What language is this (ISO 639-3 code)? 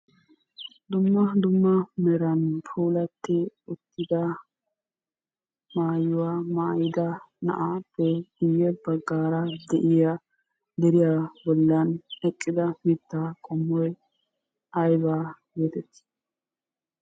wal